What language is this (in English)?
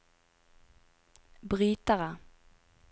Norwegian